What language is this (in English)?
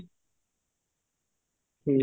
Odia